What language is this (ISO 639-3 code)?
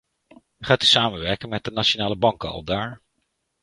nld